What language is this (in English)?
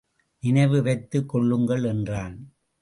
Tamil